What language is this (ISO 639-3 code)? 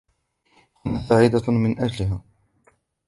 ara